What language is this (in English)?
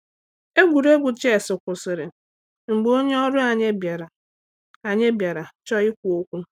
Igbo